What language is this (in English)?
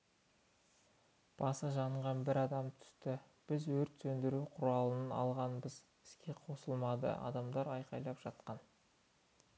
Kazakh